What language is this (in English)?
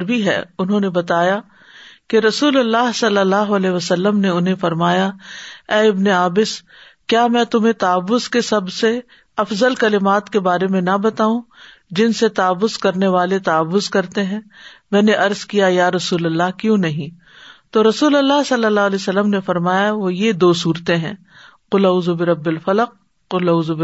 Urdu